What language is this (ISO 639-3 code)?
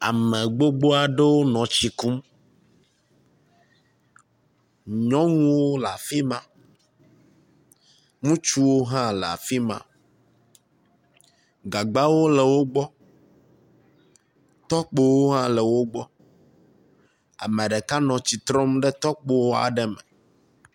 ewe